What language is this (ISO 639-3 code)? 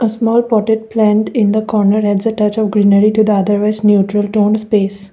eng